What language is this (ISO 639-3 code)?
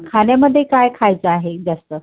mar